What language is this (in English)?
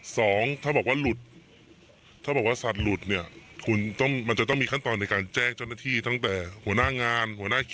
Thai